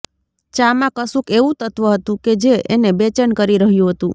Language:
Gujarati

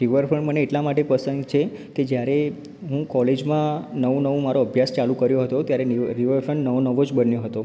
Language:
Gujarati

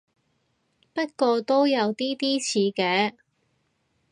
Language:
Cantonese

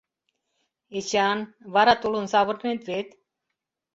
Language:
Mari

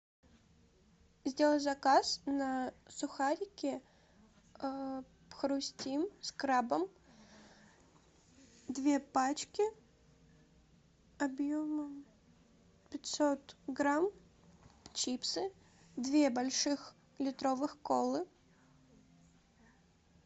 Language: Russian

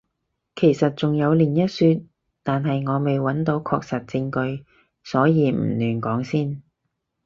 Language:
Cantonese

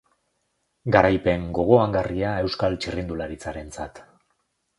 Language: Basque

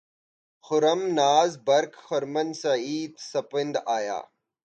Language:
Urdu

